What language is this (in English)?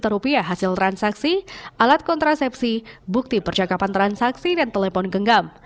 Indonesian